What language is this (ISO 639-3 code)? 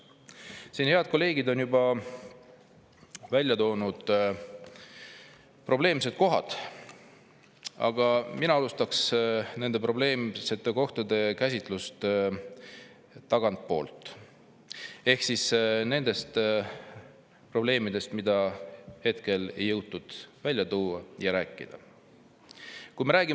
est